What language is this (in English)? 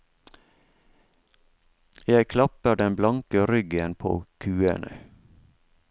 Norwegian